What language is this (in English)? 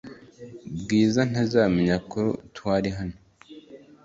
Kinyarwanda